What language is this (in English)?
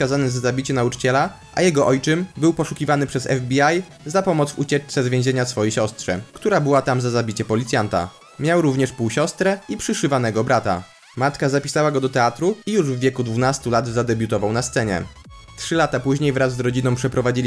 Polish